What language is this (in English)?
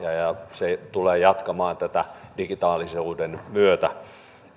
Finnish